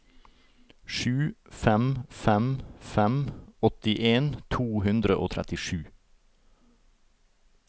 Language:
Norwegian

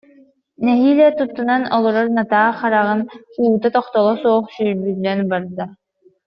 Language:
Yakut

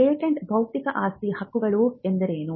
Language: Kannada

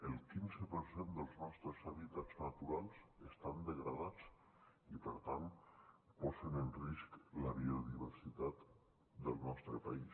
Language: Catalan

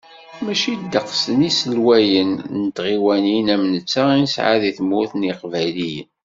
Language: Kabyle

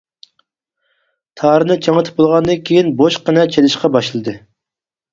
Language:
Uyghur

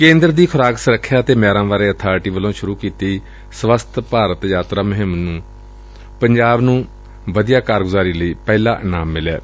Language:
Punjabi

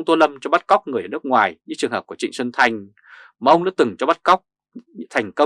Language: Vietnamese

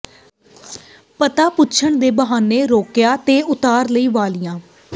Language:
Punjabi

